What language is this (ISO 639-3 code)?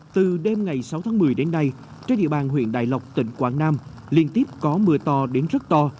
vie